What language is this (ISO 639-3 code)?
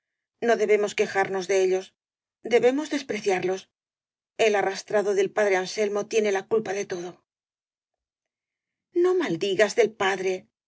spa